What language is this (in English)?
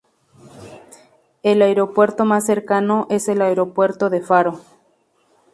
Spanish